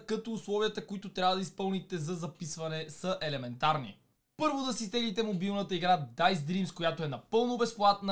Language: Bulgarian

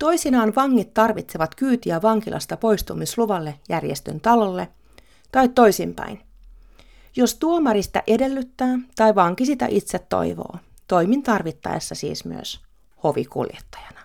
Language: Finnish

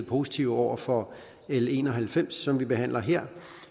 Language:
Danish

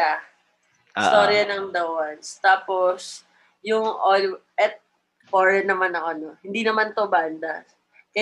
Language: Filipino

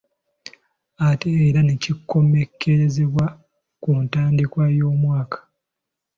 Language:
Ganda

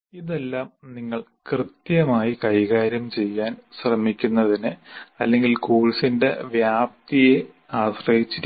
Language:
Malayalam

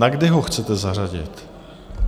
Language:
Czech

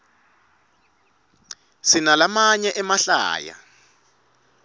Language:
Swati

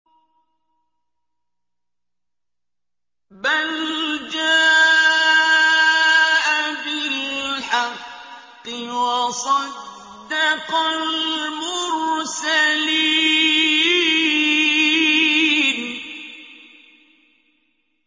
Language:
Arabic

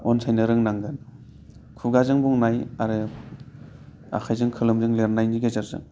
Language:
Bodo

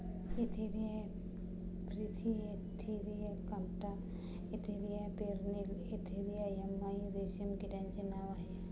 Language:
Marathi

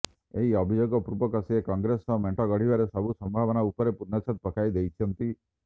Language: Odia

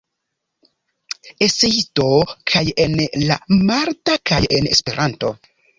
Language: Esperanto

